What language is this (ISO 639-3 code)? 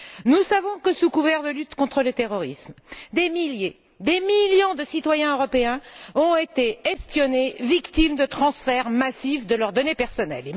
fra